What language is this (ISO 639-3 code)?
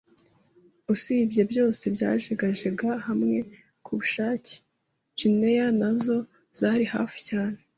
kin